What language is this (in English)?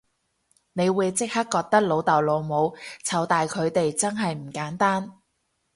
Cantonese